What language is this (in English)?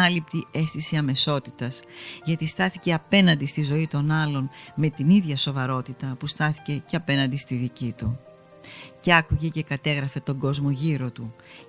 Greek